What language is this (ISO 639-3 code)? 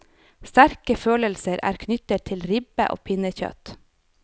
nor